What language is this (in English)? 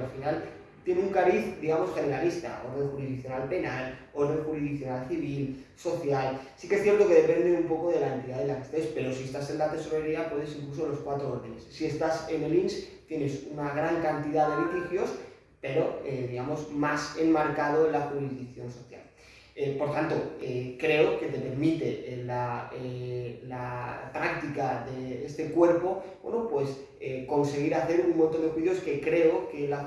Spanish